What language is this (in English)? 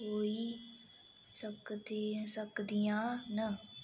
Dogri